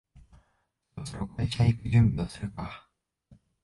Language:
Japanese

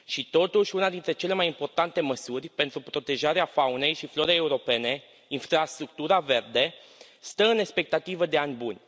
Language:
Romanian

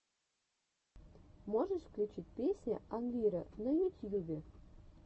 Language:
Russian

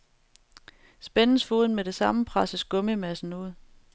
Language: Danish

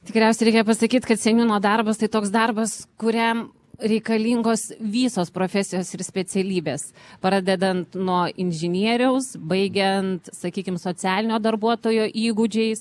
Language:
Lithuanian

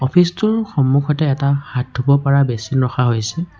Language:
Assamese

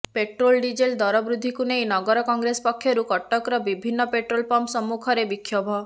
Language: Odia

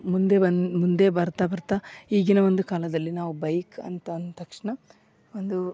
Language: Kannada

